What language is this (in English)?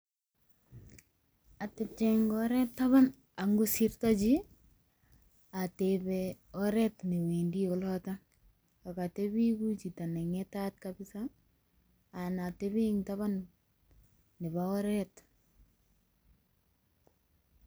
Kalenjin